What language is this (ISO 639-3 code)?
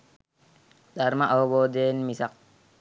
sin